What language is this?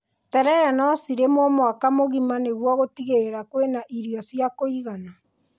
Kikuyu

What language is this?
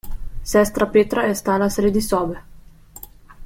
Slovenian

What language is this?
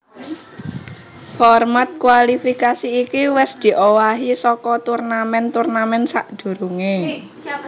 Javanese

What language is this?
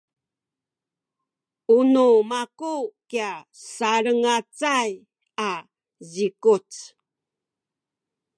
Sakizaya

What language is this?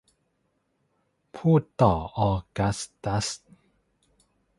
Thai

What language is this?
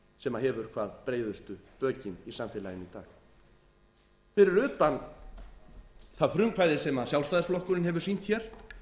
Icelandic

